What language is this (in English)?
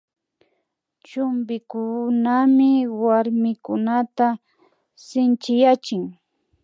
Imbabura Highland Quichua